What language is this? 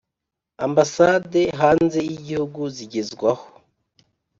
Kinyarwanda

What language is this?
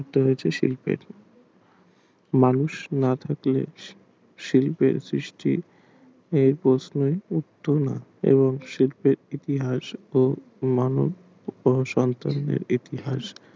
Bangla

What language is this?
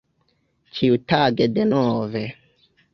Esperanto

